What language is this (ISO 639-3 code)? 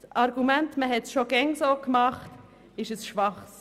gsw